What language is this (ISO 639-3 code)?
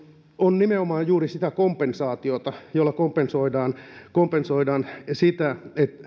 fin